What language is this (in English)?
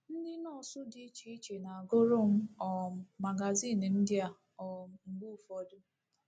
Igbo